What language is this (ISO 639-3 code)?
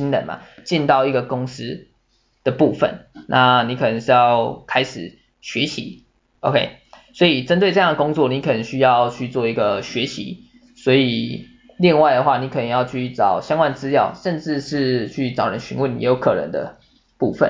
zho